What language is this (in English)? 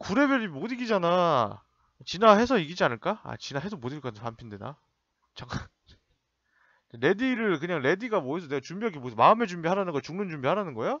Korean